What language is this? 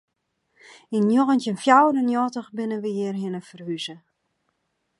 Western Frisian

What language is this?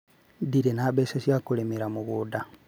Kikuyu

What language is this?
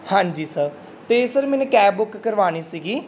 Punjabi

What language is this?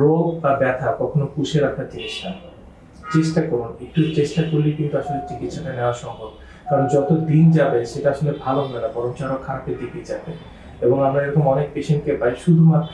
English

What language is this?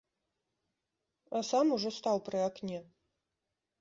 Belarusian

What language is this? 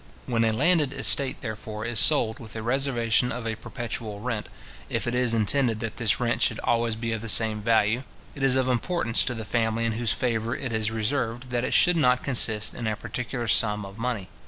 English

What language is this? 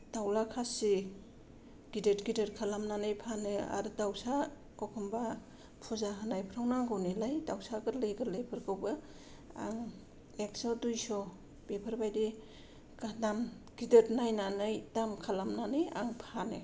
Bodo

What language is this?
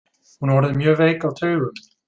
Icelandic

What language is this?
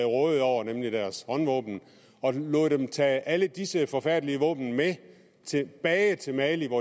Danish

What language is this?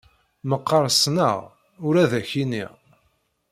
Kabyle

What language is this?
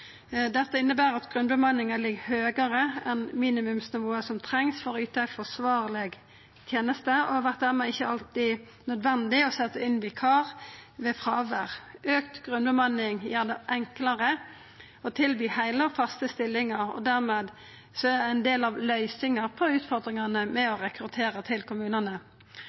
Norwegian Nynorsk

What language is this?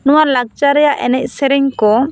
Santali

